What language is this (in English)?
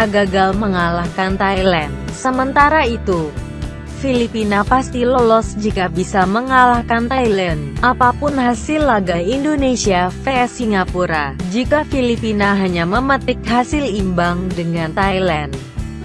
Indonesian